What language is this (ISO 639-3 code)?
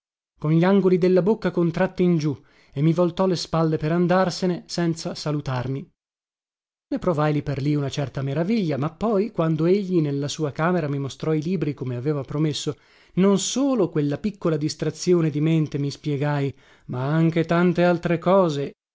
ita